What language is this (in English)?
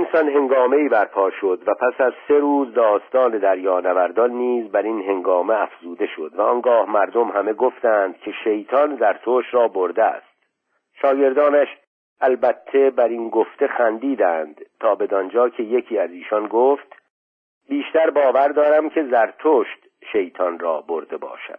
Persian